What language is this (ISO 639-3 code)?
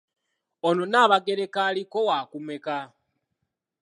lug